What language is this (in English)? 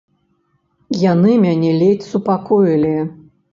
Belarusian